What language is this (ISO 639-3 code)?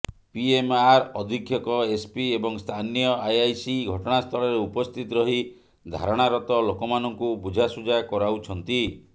ori